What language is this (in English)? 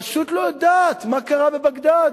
Hebrew